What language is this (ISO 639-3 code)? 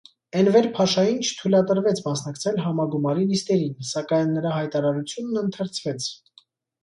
hye